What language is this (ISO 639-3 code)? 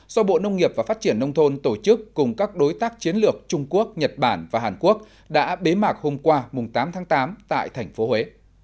vie